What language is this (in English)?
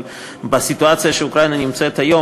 Hebrew